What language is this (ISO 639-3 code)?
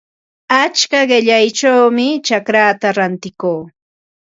qva